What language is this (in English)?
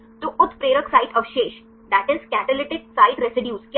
Hindi